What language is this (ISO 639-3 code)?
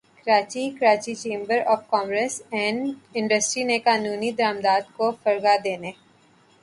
urd